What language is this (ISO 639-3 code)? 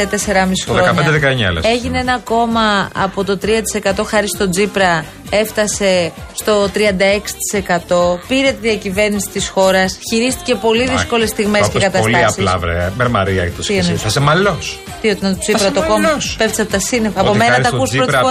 ell